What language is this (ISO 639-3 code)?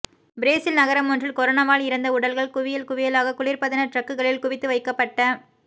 tam